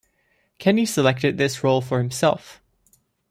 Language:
English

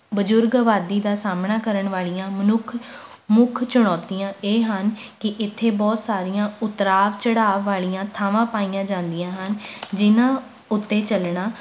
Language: Punjabi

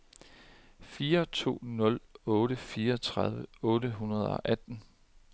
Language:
Danish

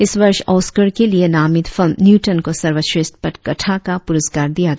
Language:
Hindi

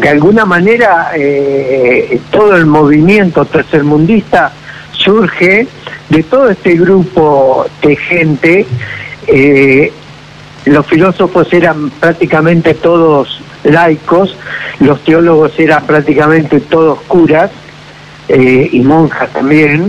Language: Spanish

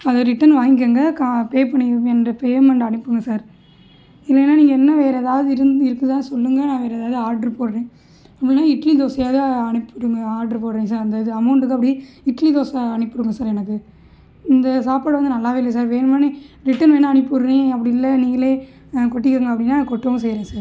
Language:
Tamil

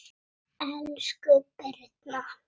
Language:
Icelandic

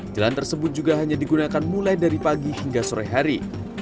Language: Indonesian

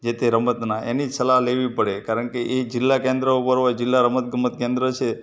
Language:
Gujarati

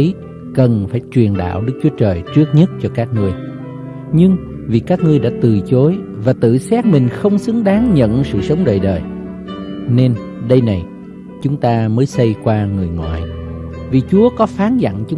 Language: Vietnamese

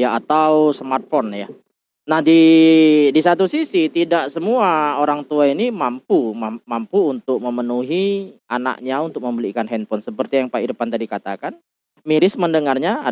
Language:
Indonesian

